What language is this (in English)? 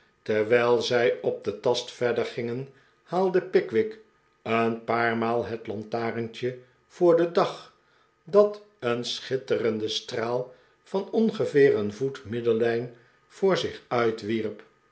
Dutch